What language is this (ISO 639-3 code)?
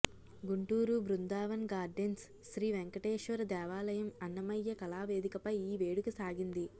tel